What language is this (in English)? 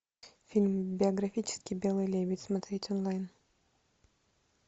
Russian